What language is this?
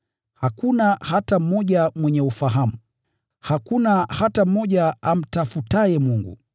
Swahili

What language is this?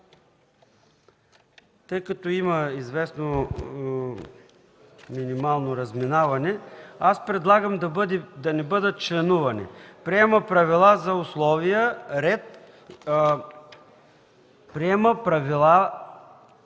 Bulgarian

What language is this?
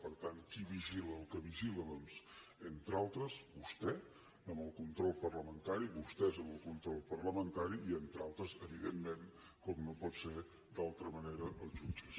Catalan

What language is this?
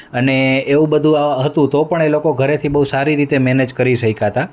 Gujarati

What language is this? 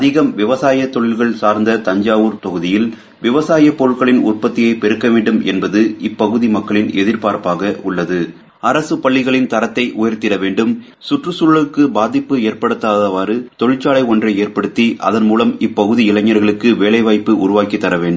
Tamil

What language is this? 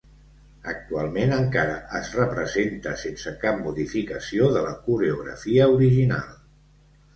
Catalan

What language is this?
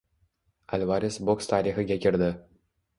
Uzbek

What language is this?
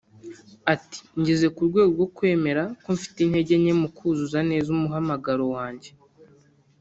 Kinyarwanda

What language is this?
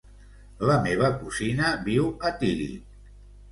Catalan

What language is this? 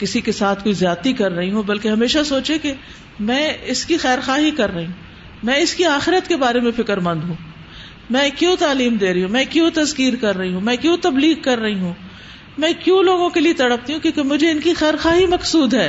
Urdu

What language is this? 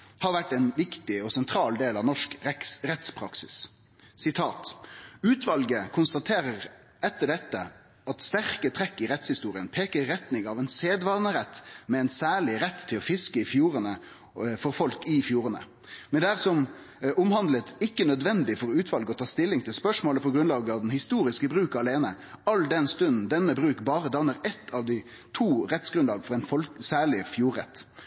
Norwegian Nynorsk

